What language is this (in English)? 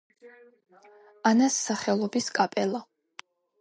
Georgian